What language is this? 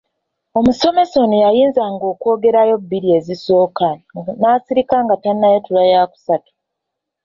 Ganda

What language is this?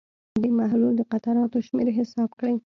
Pashto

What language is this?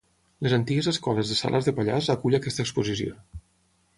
Catalan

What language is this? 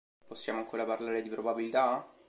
Italian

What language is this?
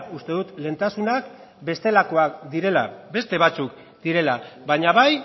Basque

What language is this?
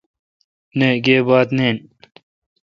Kalkoti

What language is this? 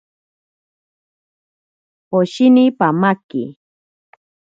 Ashéninka Perené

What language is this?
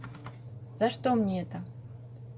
Russian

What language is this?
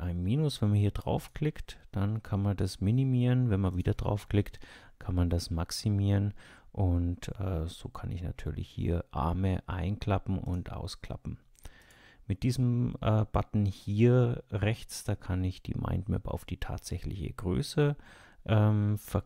German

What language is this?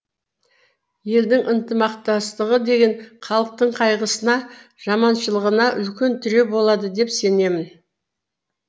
Kazakh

